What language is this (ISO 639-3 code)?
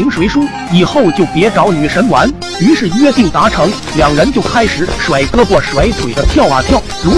zho